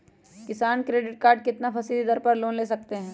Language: Magahi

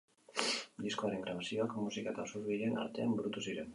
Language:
Basque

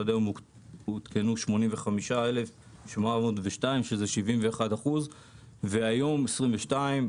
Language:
Hebrew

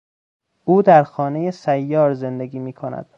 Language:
Persian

